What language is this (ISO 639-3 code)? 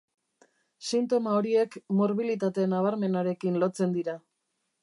eus